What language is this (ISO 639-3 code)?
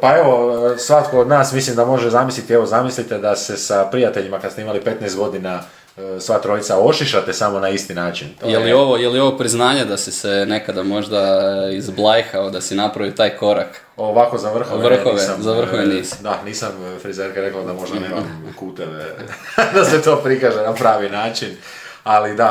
hrv